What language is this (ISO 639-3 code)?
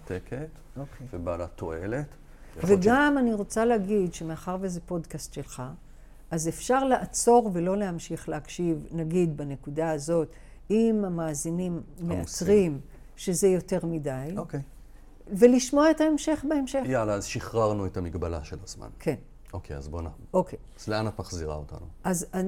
heb